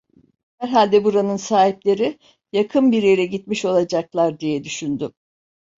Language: Turkish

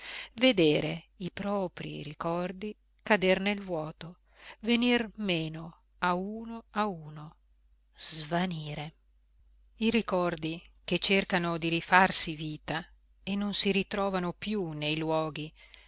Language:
Italian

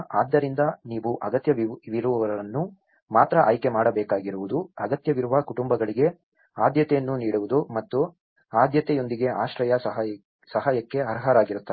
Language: Kannada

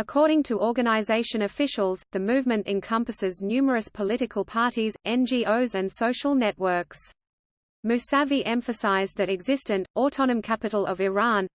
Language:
English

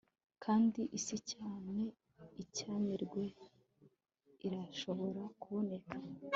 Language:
Kinyarwanda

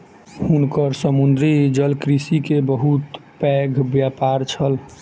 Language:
Maithili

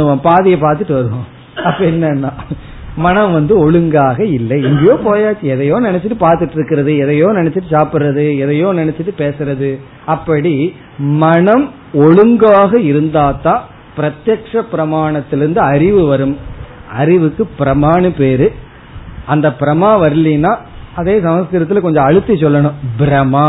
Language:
Tamil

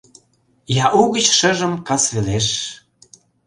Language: Mari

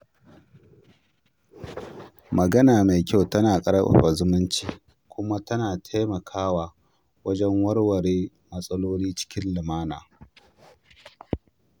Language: Hausa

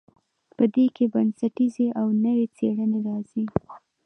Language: Pashto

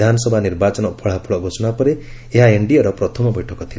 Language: Odia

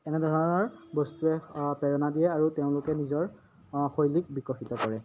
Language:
Assamese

